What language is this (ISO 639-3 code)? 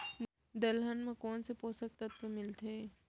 hne